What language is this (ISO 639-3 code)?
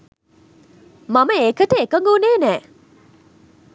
sin